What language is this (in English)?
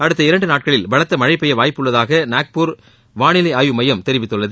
Tamil